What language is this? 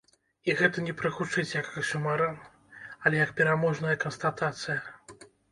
Belarusian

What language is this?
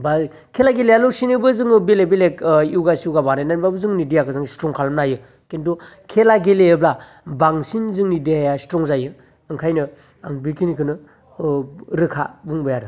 Bodo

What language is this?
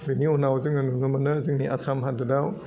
Bodo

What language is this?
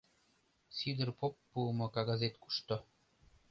Mari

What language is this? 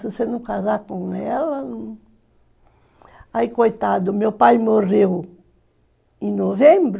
Portuguese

